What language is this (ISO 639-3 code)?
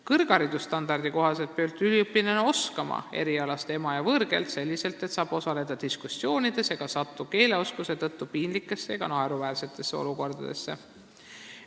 est